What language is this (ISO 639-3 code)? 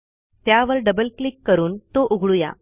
mar